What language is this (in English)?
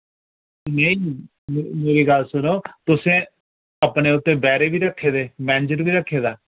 Dogri